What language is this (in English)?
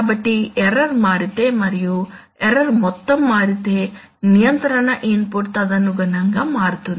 Telugu